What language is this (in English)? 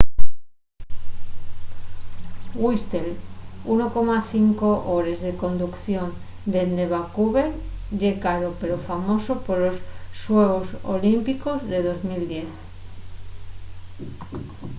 Asturian